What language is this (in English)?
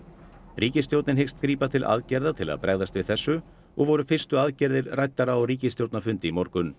Icelandic